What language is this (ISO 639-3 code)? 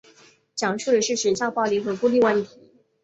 zho